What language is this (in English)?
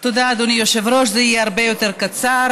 Hebrew